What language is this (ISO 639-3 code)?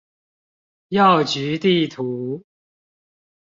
zho